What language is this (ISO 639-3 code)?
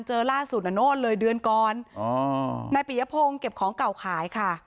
tha